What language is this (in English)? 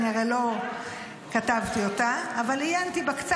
Hebrew